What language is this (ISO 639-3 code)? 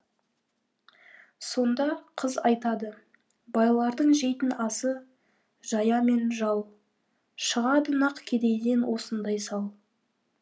kaz